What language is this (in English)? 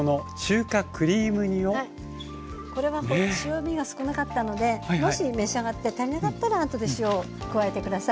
Japanese